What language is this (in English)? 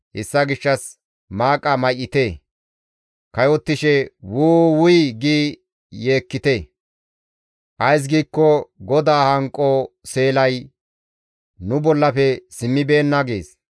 Gamo